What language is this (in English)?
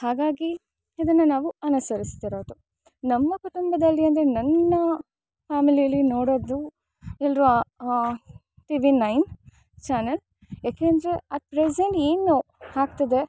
Kannada